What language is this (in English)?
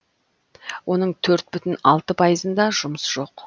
Kazakh